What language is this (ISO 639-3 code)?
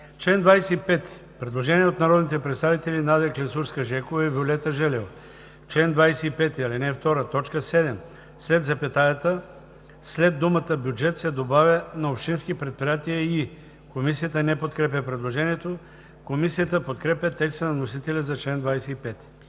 bul